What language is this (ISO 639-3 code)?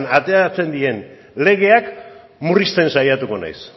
eus